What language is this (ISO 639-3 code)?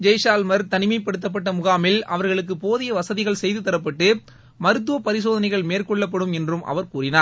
tam